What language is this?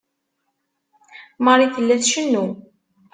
Kabyle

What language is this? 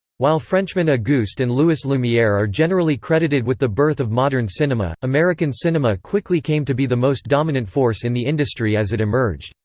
English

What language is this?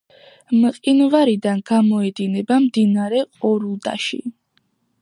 Georgian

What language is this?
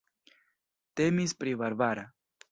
Esperanto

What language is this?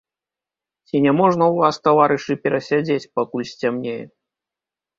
Belarusian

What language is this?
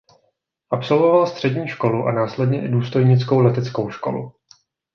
Czech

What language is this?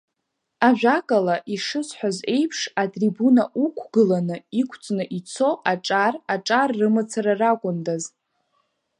Abkhazian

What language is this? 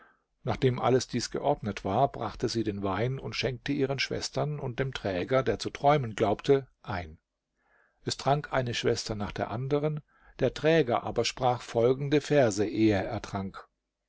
German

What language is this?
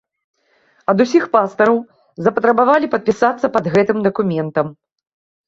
Belarusian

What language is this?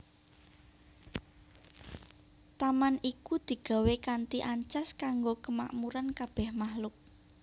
Javanese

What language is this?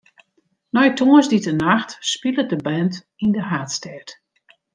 Western Frisian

